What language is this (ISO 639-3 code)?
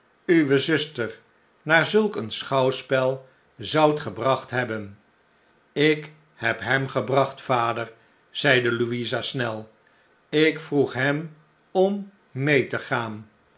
nld